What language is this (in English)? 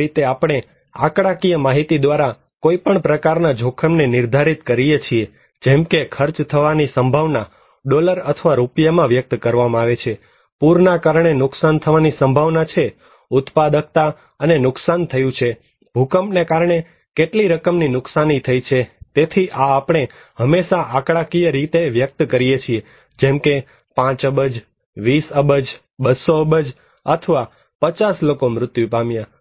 Gujarati